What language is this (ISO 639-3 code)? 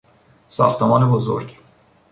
fas